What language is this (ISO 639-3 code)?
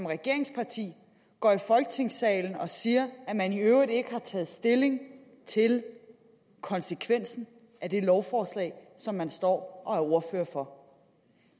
dan